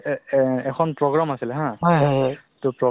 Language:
Assamese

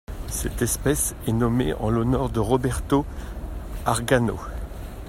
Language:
French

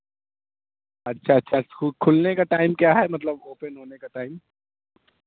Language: Urdu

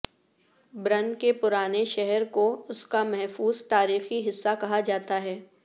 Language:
Urdu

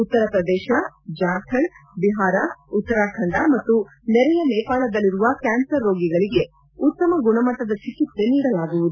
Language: Kannada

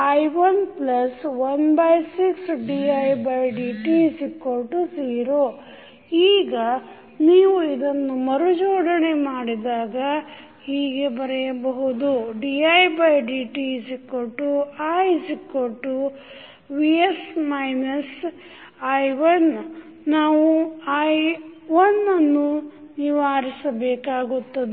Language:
Kannada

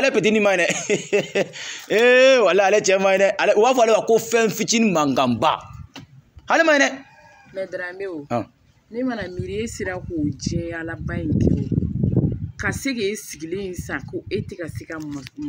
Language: French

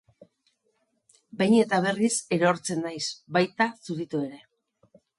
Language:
Basque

